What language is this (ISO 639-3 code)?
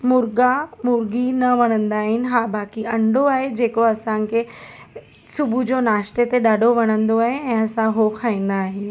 snd